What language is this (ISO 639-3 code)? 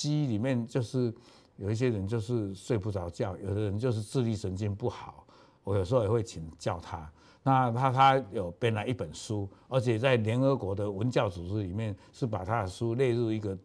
zho